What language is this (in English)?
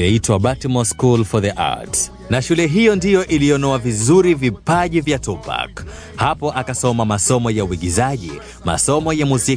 Swahili